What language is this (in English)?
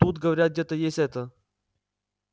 Russian